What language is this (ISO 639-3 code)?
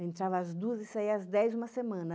por